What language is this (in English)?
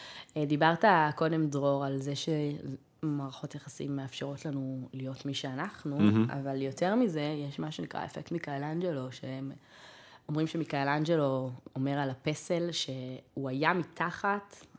Hebrew